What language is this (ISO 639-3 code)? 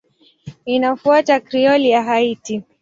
swa